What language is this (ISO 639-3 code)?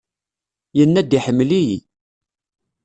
kab